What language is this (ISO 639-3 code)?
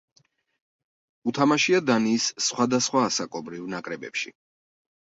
kat